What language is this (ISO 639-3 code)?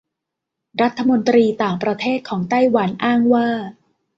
tha